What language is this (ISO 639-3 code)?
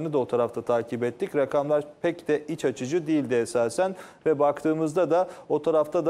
tur